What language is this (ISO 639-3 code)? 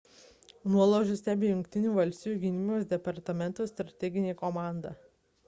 lit